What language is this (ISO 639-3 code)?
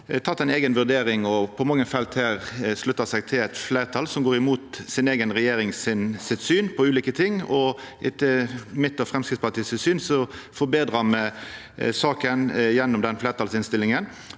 nor